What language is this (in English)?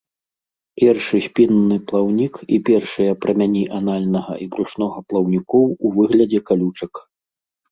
Belarusian